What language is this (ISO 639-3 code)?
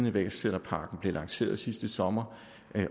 dan